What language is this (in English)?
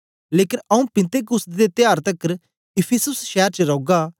Dogri